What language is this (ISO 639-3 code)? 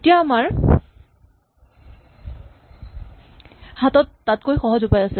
asm